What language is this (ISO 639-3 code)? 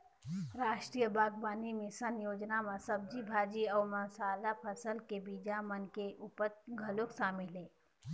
hne